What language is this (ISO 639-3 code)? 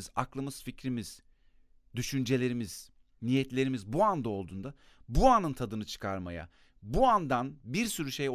tur